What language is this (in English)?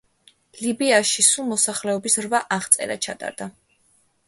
Georgian